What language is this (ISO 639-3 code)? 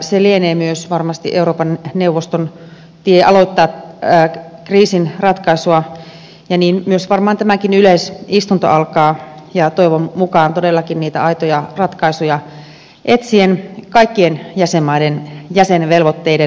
fin